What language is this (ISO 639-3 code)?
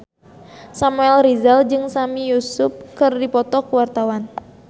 sun